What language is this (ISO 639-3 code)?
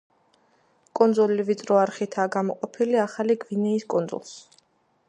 kat